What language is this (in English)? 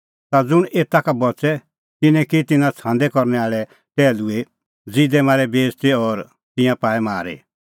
Kullu Pahari